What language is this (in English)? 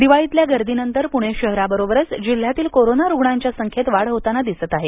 Marathi